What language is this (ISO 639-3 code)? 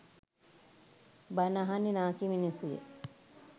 sin